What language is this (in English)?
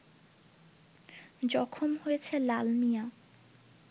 Bangla